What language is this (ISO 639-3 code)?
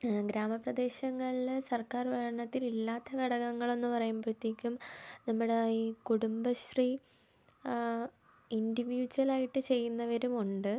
mal